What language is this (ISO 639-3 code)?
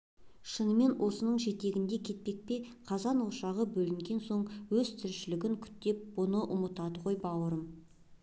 kaz